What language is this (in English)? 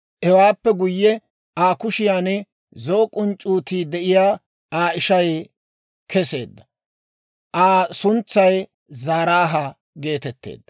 Dawro